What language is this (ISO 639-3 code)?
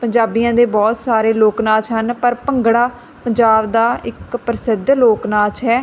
pan